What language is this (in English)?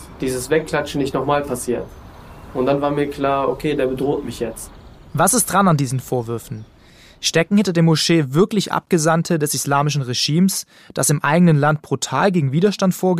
German